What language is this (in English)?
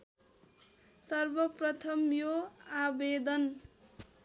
Nepali